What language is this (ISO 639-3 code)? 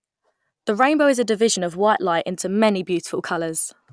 eng